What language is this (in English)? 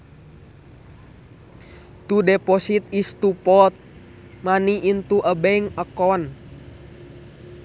Sundanese